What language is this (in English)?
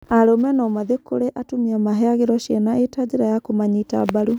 Kikuyu